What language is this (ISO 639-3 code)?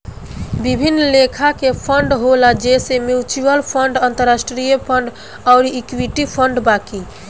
bho